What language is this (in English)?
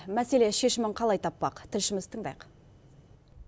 Kazakh